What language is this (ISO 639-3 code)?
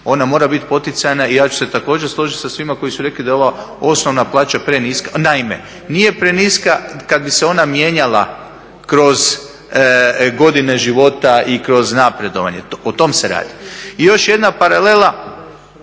hrv